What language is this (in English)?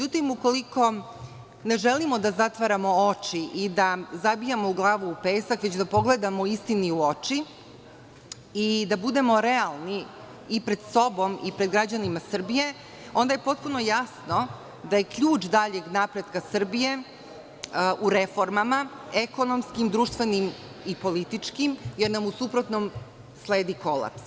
Serbian